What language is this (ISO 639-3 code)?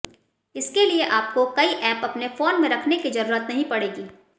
hin